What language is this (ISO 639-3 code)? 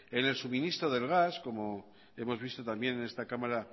spa